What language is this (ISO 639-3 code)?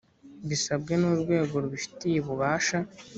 kin